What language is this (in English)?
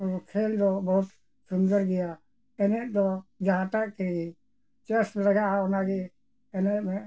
Santali